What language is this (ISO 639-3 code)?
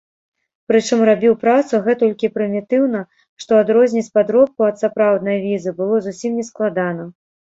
bel